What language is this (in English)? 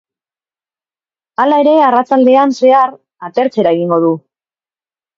Basque